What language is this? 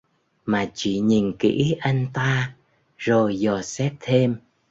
Vietnamese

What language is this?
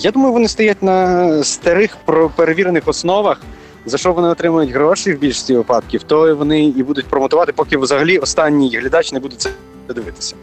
Ukrainian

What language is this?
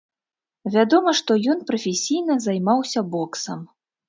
Belarusian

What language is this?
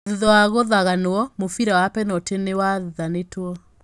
Kikuyu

